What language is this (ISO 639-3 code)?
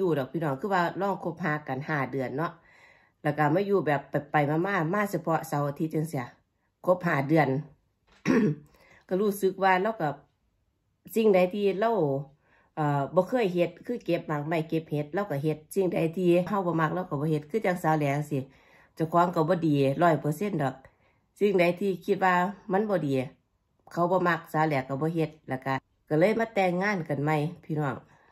tha